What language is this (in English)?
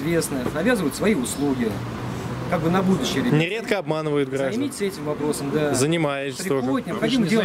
Russian